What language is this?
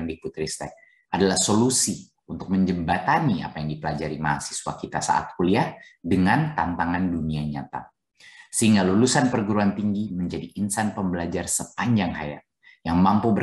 Indonesian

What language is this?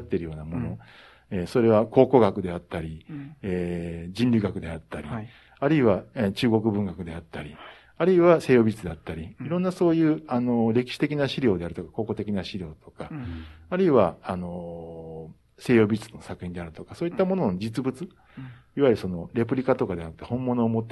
Japanese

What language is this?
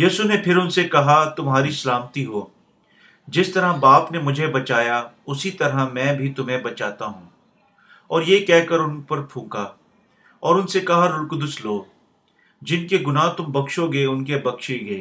Urdu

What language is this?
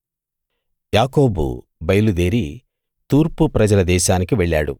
Telugu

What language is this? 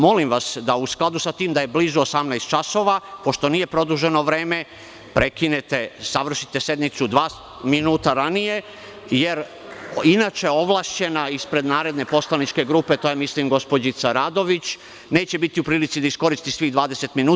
Serbian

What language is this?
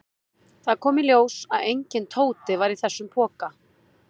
Icelandic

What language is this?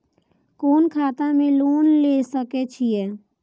Maithili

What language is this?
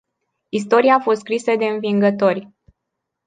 Romanian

